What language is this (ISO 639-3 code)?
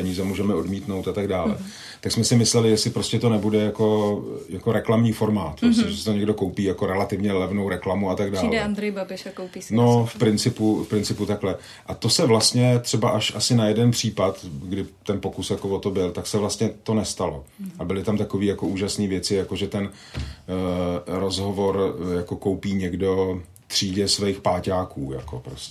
ces